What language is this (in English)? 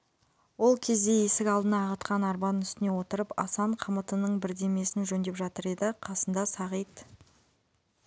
Kazakh